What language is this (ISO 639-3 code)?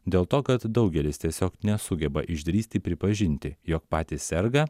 lit